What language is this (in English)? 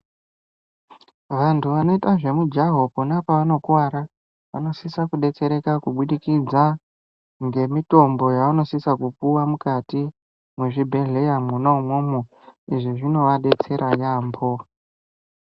Ndau